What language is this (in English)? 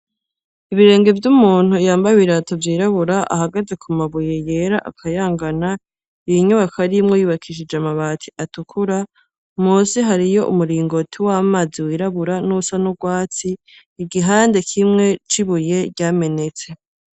Rundi